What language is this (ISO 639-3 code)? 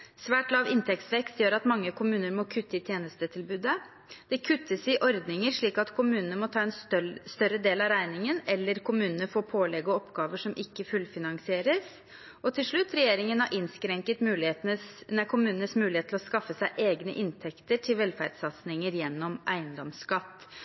nob